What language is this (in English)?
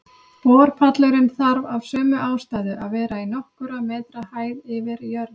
Icelandic